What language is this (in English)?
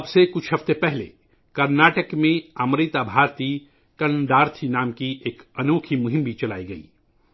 Urdu